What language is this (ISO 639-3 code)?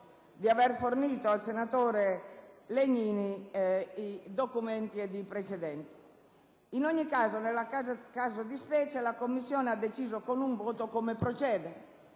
ita